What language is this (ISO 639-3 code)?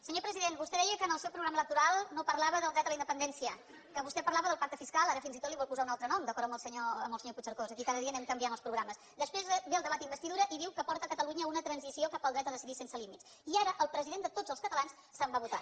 cat